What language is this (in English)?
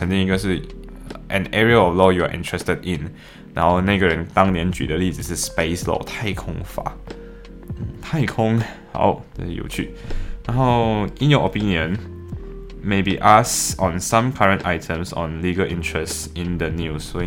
Chinese